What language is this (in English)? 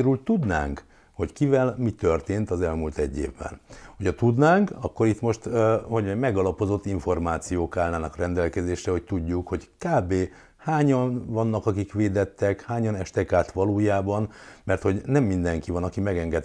Hungarian